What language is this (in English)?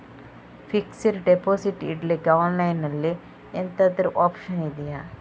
Kannada